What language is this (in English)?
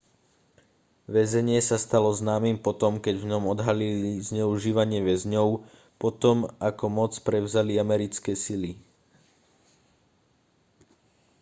Slovak